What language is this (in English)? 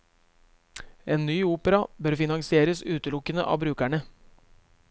Norwegian